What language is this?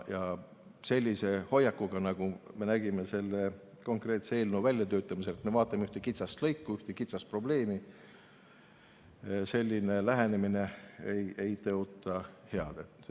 Estonian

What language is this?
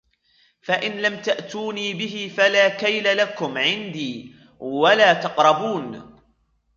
Arabic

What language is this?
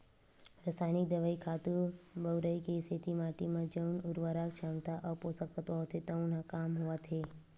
Chhattisgarhi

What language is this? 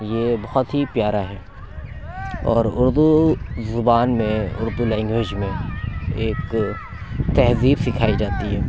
Urdu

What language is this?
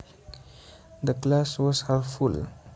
Javanese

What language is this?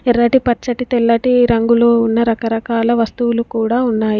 Telugu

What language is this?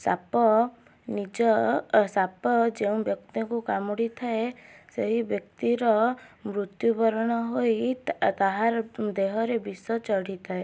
Odia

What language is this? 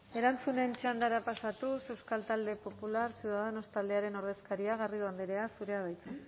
Basque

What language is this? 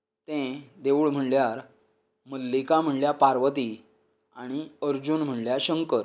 Konkani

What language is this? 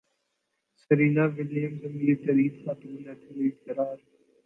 Urdu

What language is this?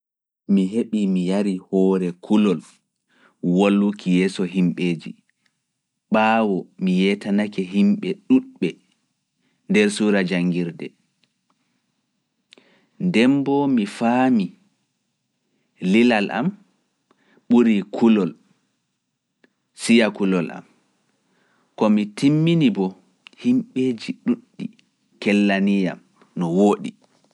Fula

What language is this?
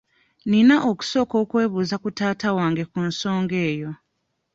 Ganda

